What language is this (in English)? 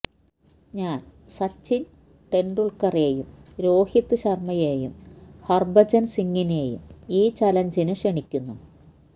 Malayalam